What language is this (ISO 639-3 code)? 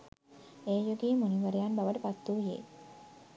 sin